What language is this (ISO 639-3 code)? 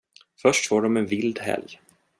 swe